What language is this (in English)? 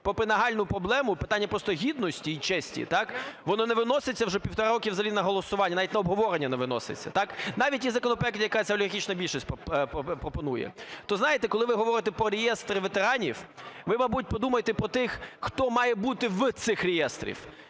Ukrainian